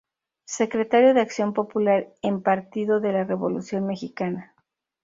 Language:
Spanish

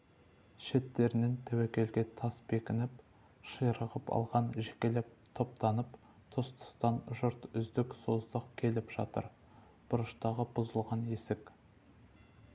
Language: Kazakh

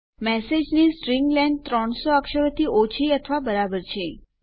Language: Gujarati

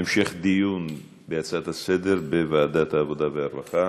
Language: Hebrew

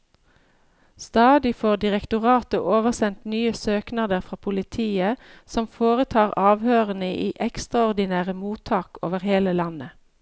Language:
Norwegian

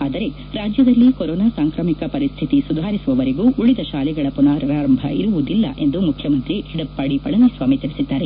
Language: Kannada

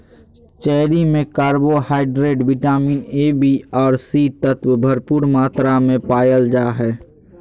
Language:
Magahi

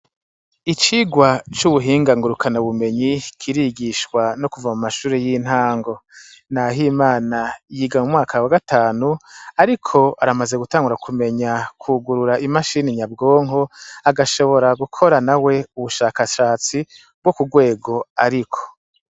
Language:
Rundi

